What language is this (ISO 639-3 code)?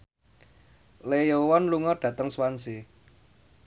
jav